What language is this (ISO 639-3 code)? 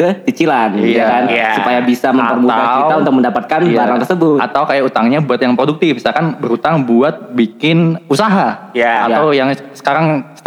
ind